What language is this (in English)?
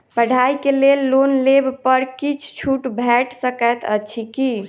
Maithili